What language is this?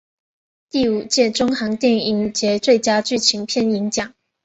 Chinese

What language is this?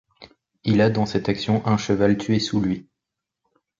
French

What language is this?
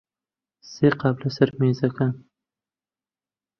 Central Kurdish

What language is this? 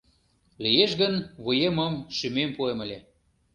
Mari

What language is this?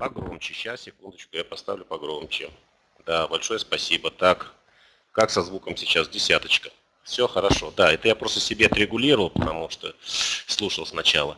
Russian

